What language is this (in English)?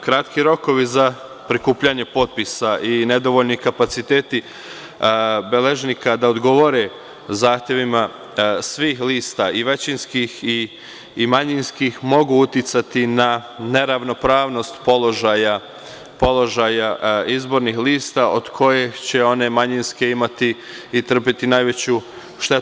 Serbian